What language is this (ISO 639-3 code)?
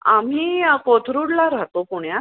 mar